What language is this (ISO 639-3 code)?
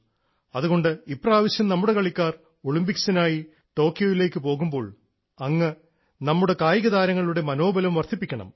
mal